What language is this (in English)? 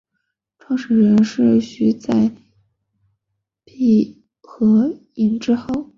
Chinese